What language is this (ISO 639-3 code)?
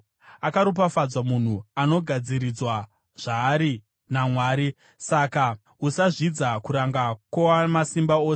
sna